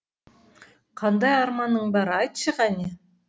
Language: Kazakh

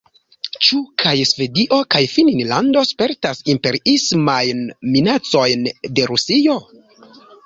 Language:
Esperanto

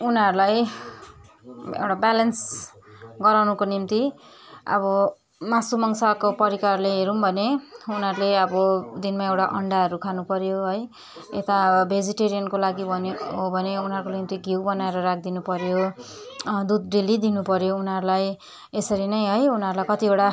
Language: Nepali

